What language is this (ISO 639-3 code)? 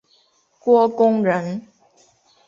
zho